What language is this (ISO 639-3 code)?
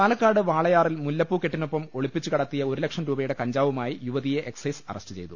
mal